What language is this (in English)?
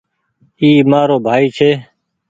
Goaria